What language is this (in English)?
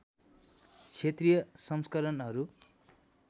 Nepali